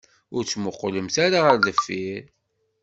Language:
Kabyle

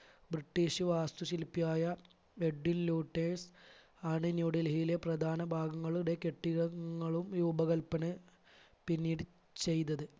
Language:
Malayalam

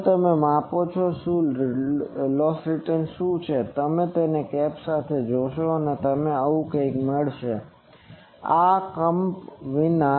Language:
Gujarati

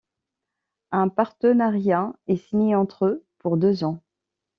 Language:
French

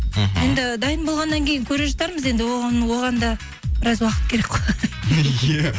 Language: Kazakh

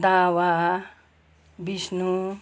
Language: Nepali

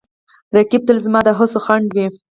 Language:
Pashto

